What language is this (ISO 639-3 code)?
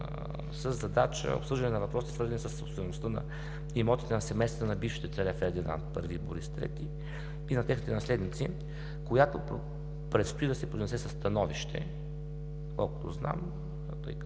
bul